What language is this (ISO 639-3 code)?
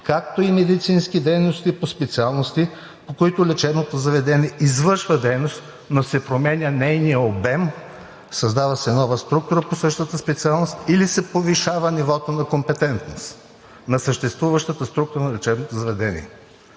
bul